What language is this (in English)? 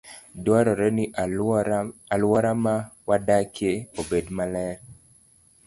Luo (Kenya and Tanzania)